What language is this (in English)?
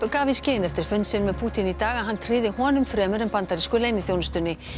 Icelandic